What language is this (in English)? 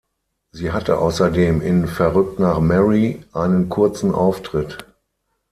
German